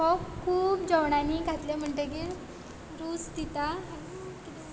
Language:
Konkani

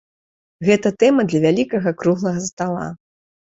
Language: Belarusian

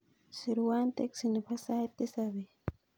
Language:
Kalenjin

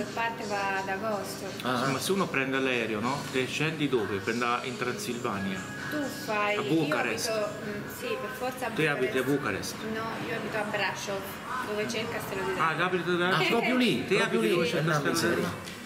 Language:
Italian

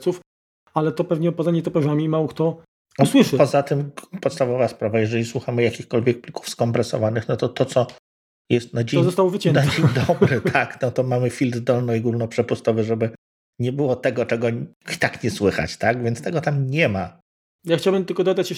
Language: Polish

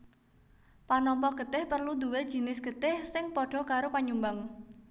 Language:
Javanese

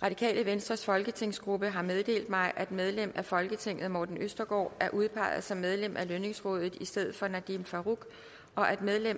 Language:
Danish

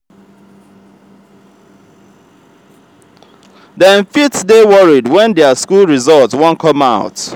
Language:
Nigerian Pidgin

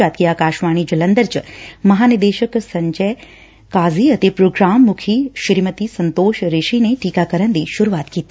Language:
Punjabi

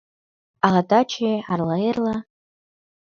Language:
Mari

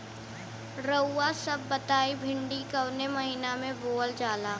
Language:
Bhojpuri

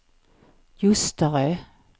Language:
Swedish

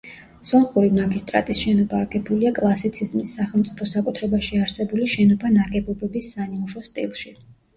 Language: Georgian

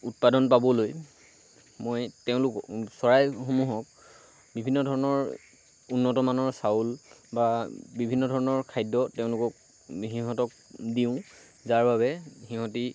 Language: Assamese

